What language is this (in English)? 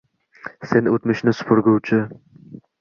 Uzbek